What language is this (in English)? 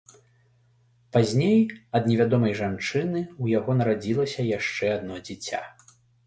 Belarusian